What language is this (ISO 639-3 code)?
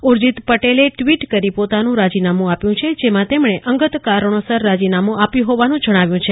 guj